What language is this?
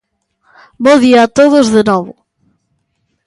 Galician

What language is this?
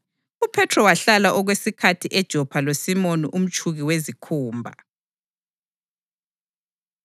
North Ndebele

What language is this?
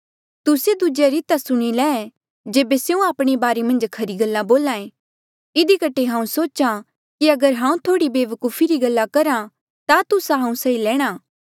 Mandeali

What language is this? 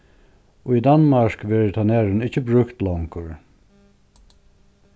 Faroese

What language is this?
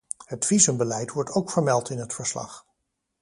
Dutch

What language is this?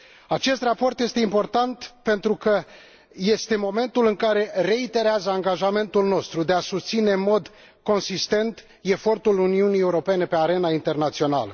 Romanian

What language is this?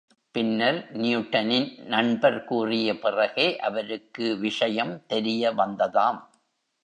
Tamil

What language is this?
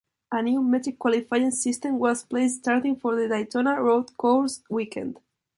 English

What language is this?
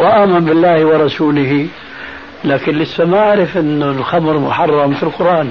Arabic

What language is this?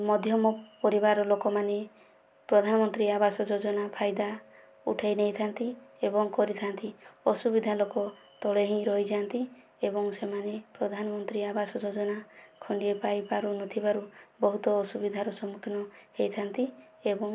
Odia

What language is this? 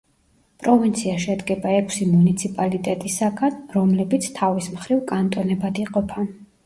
Georgian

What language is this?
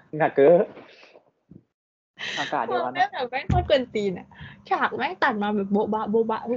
Thai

